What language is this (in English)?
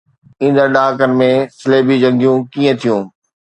Sindhi